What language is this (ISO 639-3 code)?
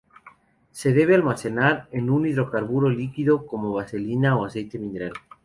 spa